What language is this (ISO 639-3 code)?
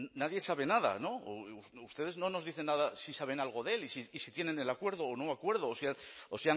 spa